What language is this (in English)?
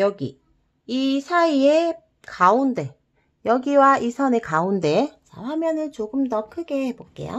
Korean